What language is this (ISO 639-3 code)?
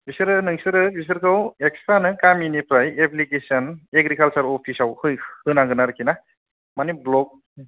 brx